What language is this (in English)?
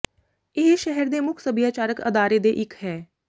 Punjabi